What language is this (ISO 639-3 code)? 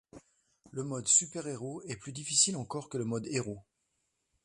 fra